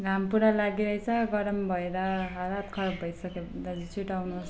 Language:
Nepali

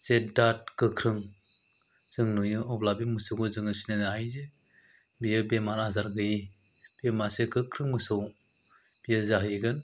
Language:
Bodo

